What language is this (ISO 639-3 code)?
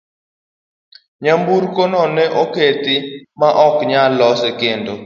luo